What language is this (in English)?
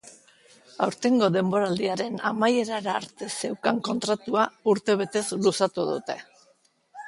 Basque